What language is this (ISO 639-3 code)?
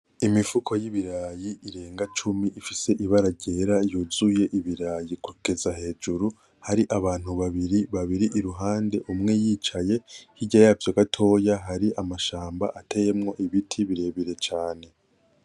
run